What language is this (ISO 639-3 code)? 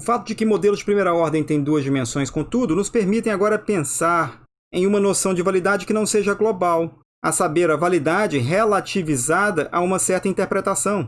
por